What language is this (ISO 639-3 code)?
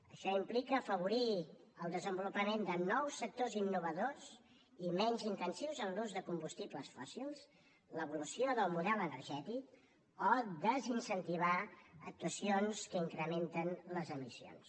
cat